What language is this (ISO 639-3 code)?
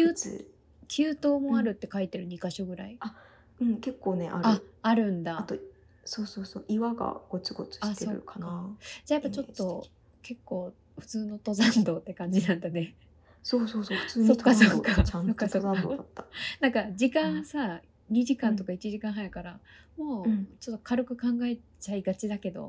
jpn